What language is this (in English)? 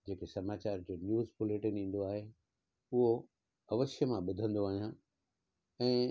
Sindhi